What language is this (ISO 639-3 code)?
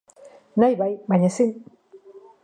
eus